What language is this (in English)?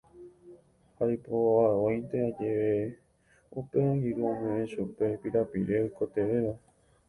Guarani